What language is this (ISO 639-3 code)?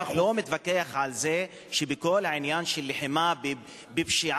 heb